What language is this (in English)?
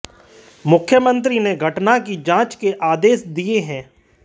Hindi